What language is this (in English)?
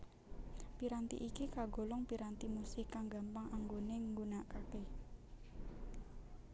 Javanese